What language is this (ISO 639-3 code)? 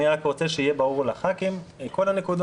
heb